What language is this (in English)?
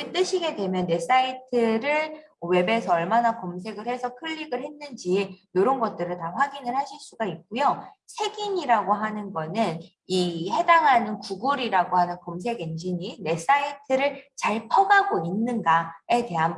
Korean